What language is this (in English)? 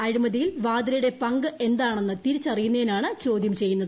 Malayalam